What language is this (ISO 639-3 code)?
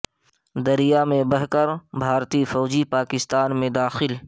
urd